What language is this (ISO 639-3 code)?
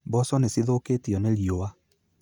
kik